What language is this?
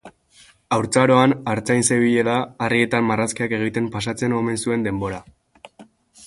Basque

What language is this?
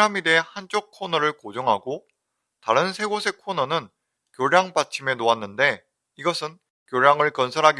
Korean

